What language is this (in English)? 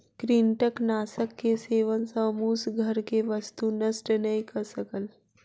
Maithili